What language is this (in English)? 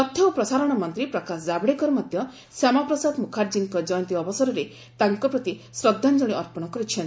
Odia